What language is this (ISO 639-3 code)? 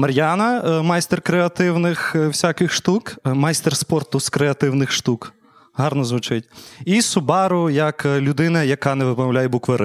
ukr